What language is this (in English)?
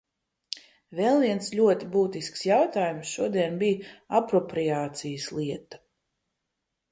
Latvian